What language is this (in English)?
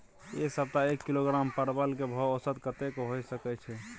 Maithili